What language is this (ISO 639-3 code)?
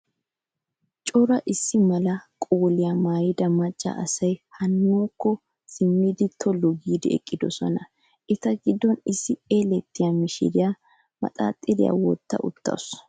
wal